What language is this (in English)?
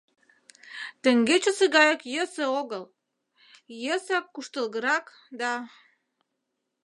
Mari